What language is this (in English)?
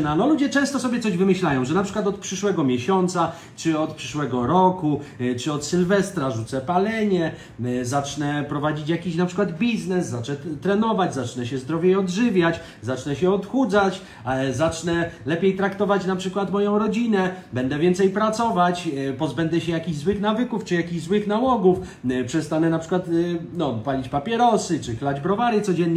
Polish